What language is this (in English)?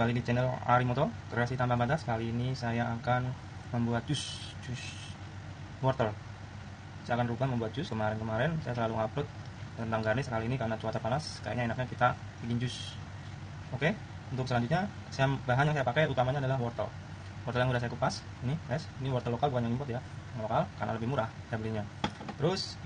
Indonesian